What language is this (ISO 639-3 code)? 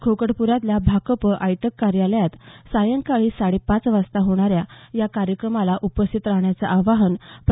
mar